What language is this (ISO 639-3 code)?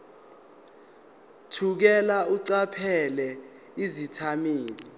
zul